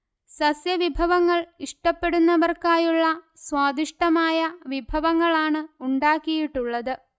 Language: Malayalam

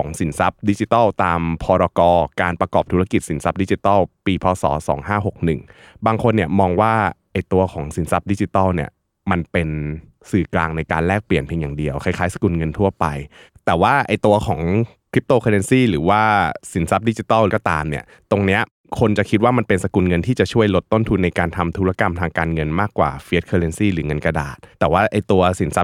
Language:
Thai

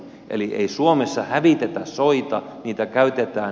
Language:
Finnish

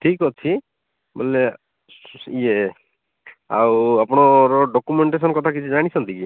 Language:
Odia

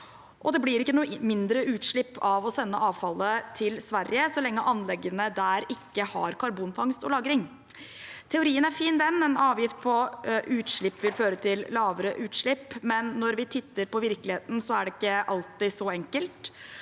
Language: Norwegian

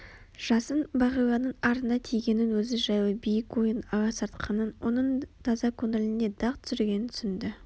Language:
Kazakh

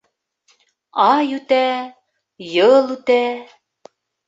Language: Bashkir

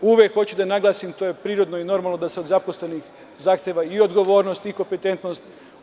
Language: Serbian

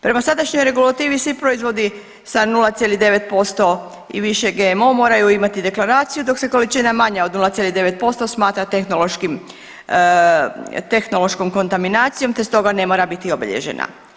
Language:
Croatian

